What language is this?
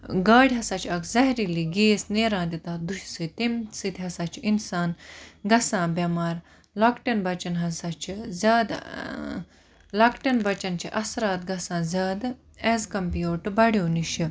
Kashmiri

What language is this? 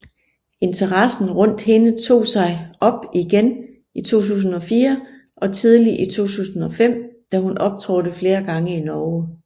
Danish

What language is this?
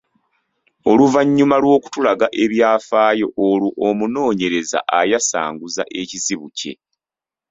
Ganda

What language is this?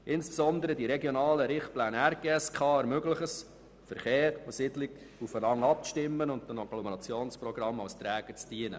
Swiss German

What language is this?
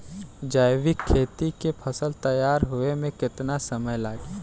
Bhojpuri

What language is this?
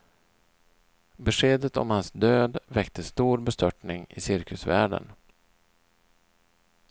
Swedish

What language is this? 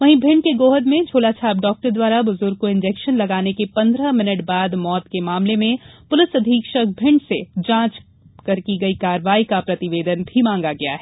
Hindi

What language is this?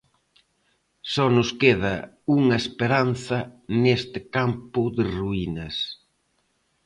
Galician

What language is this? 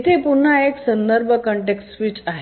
Marathi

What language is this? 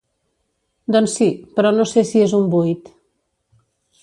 Catalan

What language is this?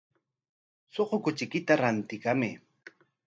Corongo Ancash Quechua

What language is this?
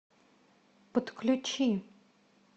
Russian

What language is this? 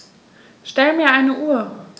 German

